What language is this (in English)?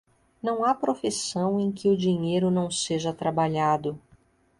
Portuguese